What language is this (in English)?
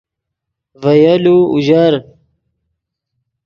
Yidgha